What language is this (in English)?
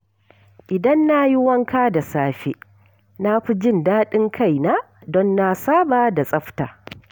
Hausa